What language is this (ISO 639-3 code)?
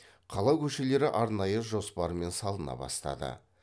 kaz